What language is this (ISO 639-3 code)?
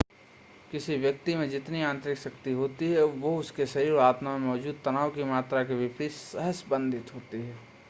hin